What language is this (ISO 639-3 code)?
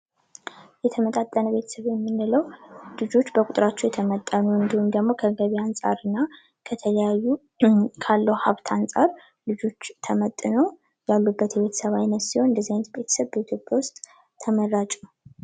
amh